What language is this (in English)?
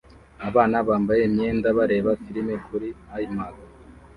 Kinyarwanda